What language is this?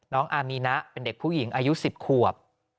Thai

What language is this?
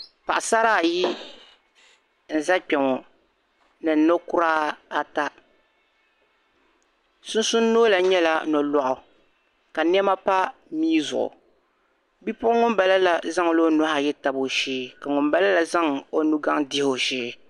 Dagbani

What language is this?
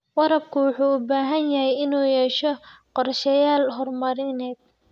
Somali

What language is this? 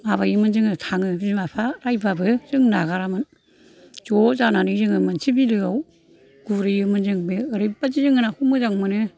Bodo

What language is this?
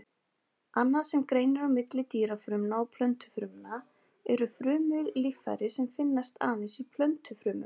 Icelandic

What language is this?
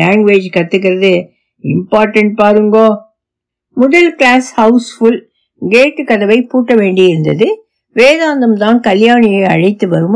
Tamil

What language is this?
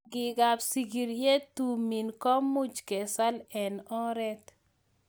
Kalenjin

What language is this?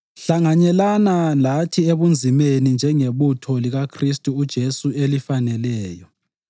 North Ndebele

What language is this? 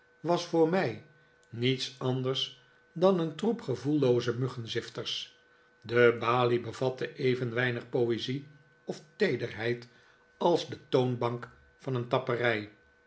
Dutch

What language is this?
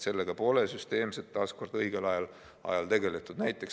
Estonian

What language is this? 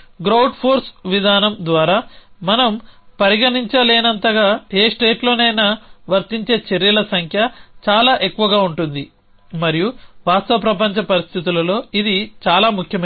Telugu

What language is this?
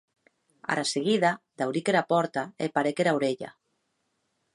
Occitan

